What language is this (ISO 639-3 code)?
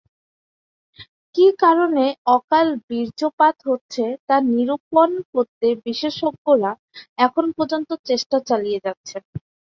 ben